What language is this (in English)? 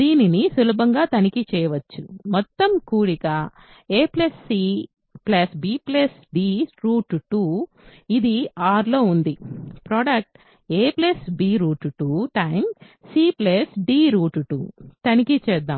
Telugu